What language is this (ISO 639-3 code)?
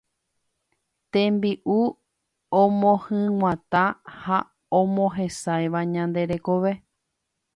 grn